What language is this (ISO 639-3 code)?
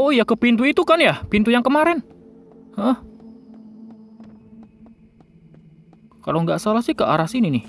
ind